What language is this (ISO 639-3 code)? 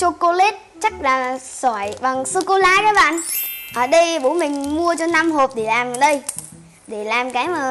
vie